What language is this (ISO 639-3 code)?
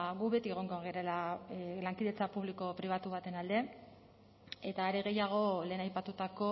eus